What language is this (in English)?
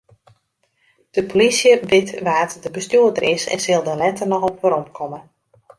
Western Frisian